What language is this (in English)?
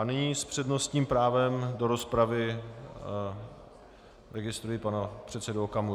Czech